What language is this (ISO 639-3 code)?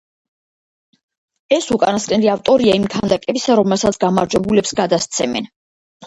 kat